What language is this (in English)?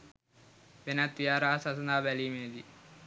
Sinhala